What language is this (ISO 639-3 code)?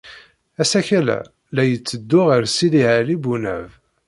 kab